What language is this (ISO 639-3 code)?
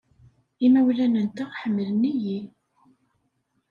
kab